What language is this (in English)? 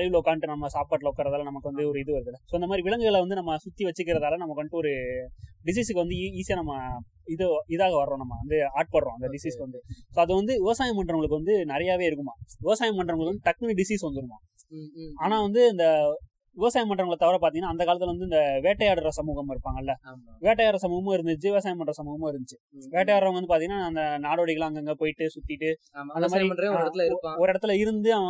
Tamil